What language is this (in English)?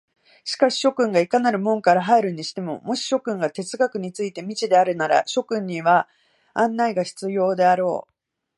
Japanese